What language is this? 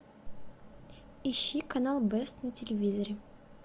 Russian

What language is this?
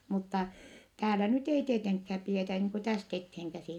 Finnish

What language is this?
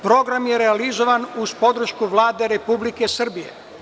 Serbian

